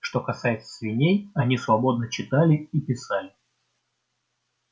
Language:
Russian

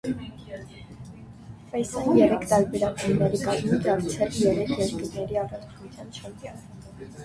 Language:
Armenian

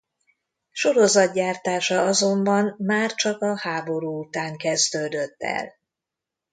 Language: Hungarian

